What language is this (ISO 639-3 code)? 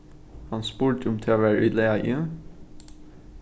fao